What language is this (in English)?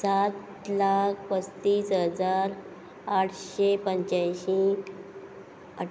Konkani